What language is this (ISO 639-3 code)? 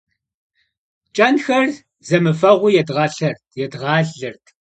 kbd